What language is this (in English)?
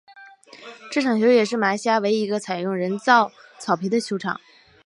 Chinese